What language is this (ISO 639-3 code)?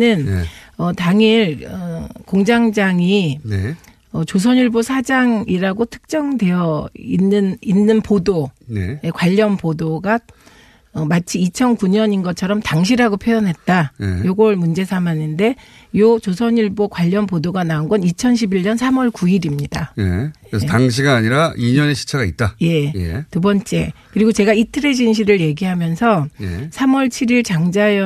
kor